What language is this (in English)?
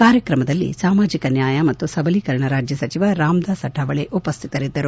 Kannada